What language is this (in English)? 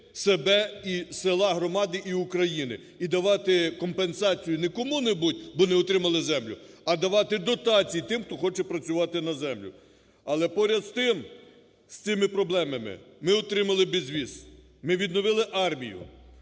Ukrainian